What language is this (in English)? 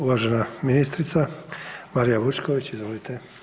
Croatian